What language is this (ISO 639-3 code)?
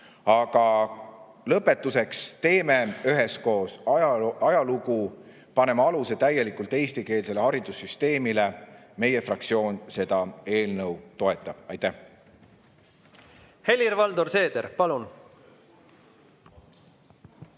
est